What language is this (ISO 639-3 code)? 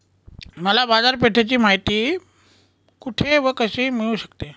mar